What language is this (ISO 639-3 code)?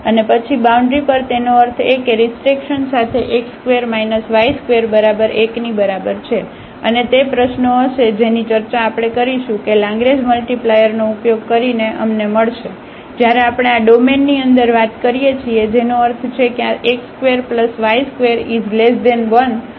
guj